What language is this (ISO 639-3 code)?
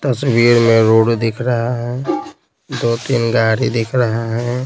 hin